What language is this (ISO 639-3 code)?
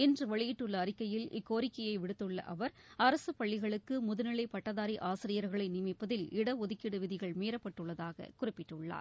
tam